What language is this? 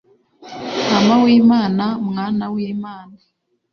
Kinyarwanda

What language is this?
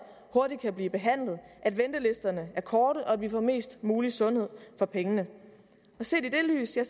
Danish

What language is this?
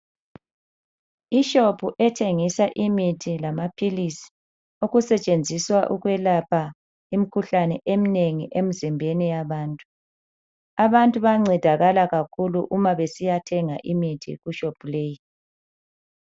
North Ndebele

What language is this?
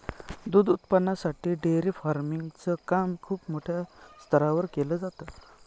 Marathi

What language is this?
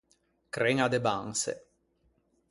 Ligurian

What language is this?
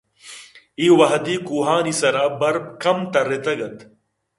Eastern Balochi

